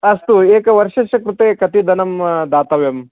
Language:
Sanskrit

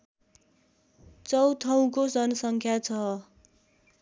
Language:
Nepali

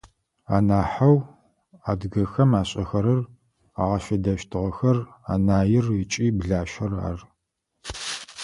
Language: Adyghe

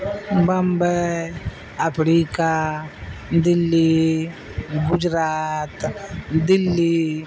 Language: Urdu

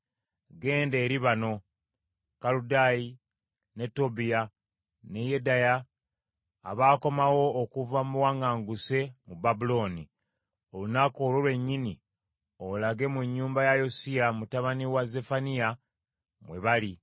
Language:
Ganda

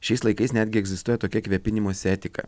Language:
Lithuanian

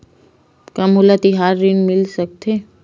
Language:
Chhattisgarhi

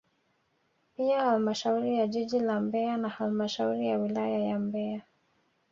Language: Swahili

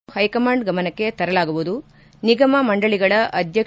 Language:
Kannada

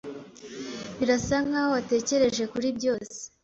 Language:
Kinyarwanda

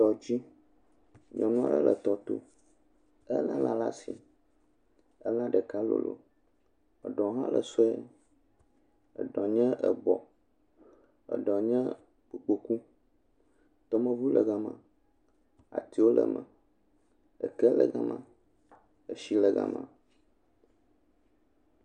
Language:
Ewe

